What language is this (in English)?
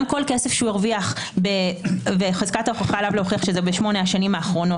Hebrew